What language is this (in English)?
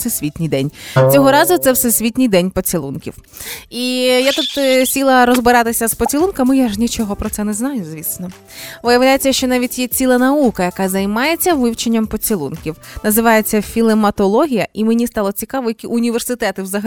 Ukrainian